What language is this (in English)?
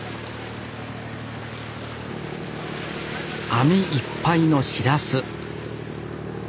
Japanese